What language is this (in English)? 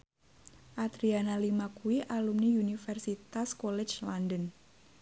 Javanese